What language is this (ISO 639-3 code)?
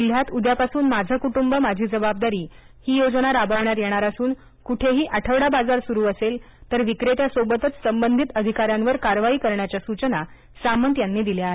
mar